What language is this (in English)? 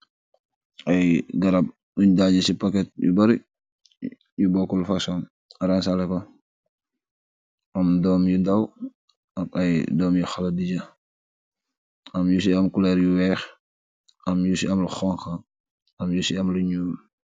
Wolof